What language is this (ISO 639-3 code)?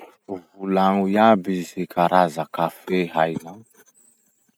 msh